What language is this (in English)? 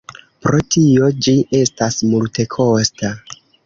Esperanto